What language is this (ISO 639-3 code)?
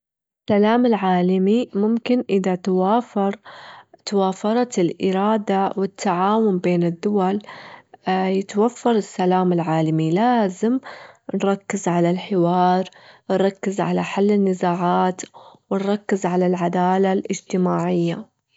afb